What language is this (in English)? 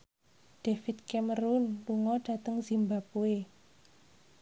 Javanese